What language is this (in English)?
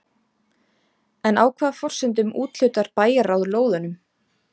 Icelandic